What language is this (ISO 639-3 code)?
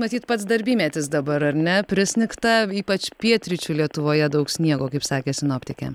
lit